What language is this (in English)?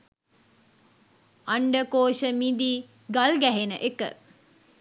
Sinhala